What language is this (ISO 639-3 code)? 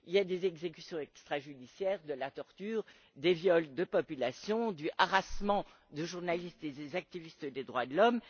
fra